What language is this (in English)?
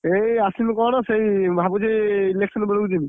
Odia